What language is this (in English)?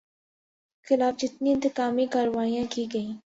Urdu